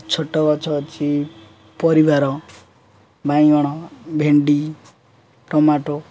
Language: Odia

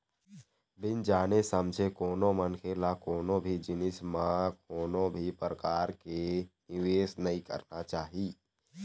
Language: Chhattisgarhi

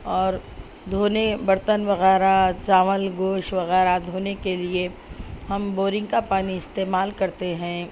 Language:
Urdu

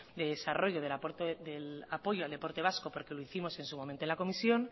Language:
Spanish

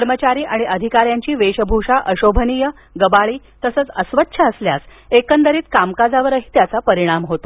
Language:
Marathi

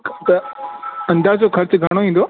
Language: Sindhi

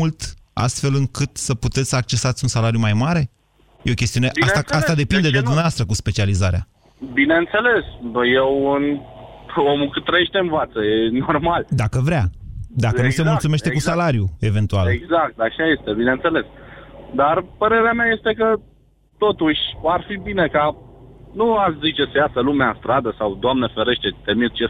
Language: Romanian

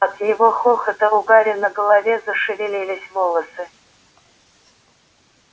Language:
Russian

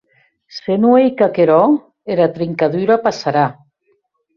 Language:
Occitan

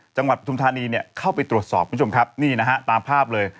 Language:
Thai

